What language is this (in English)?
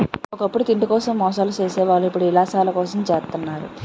Telugu